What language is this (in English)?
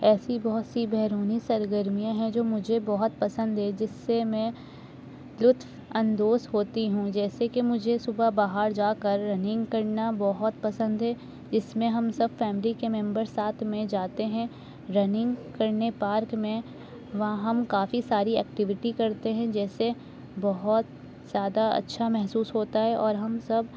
Urdu